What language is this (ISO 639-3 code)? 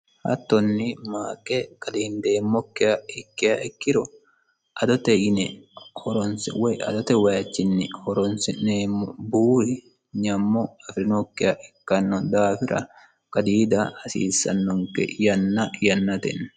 sid